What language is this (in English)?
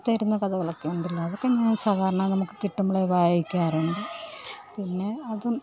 Malayalam